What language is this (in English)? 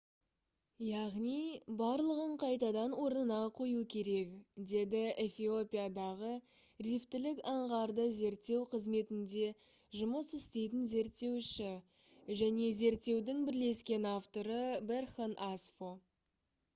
Kazakh